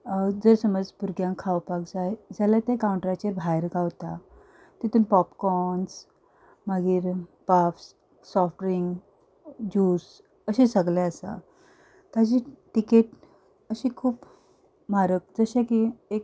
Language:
Konkani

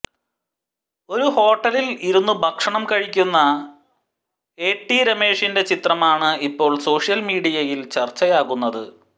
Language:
Malayalam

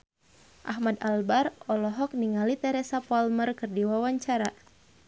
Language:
Sundanese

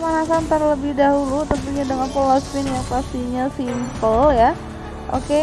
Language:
Indonesian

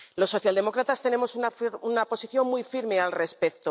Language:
Spanish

